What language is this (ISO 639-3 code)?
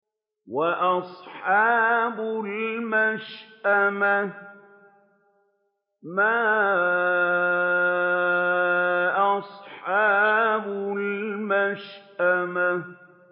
ara